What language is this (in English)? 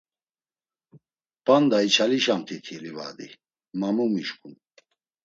Laz